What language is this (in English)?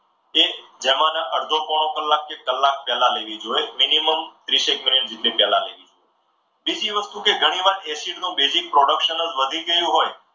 Gujarati